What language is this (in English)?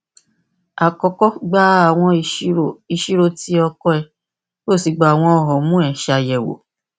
Yoruba